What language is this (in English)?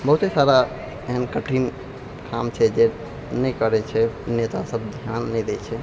Maithili